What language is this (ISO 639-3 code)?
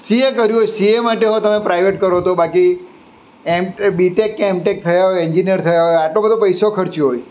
guj